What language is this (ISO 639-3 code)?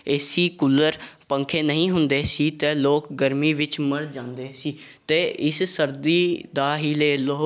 pan